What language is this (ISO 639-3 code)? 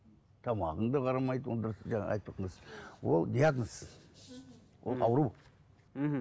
kaz